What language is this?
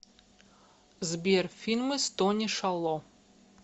Russian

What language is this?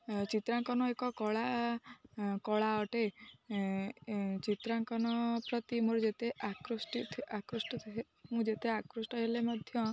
Odia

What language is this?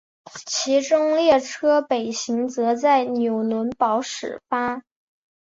Chinese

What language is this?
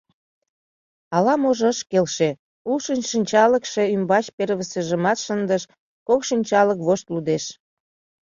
Mari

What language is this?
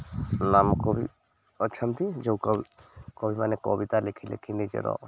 Odia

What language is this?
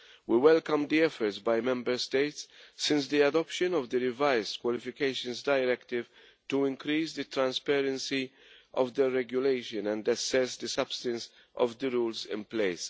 English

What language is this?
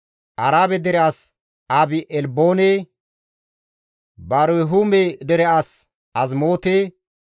Gamo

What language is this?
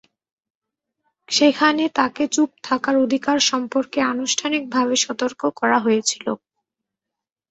Bangla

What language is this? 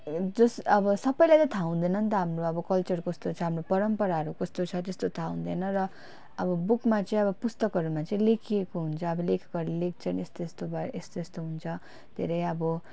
Nepali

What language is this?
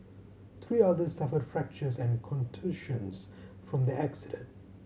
English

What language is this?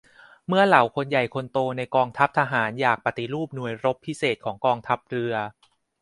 Thai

